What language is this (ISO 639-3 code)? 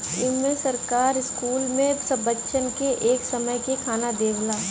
bho